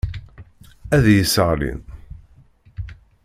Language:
Kabyle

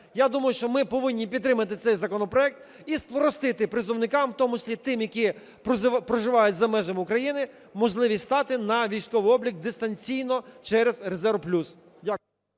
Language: Ukrainian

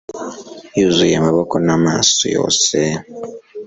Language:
Kinyarwanda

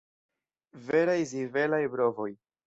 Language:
Esperanto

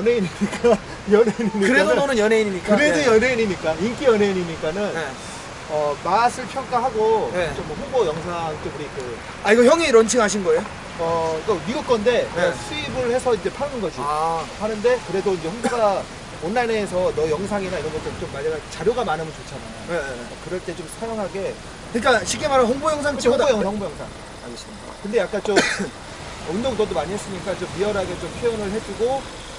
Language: Korean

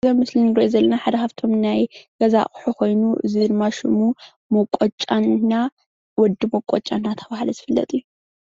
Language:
Tigrinya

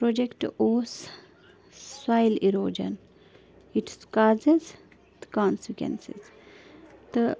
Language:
Kashmiri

